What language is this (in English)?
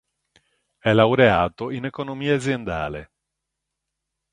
Italian